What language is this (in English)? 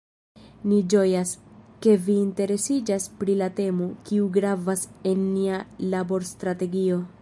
Esperanto